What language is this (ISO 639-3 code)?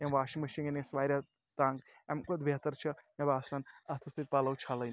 kas